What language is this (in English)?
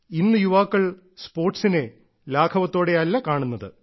Malayalam